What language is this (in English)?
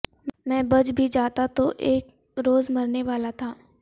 Urdu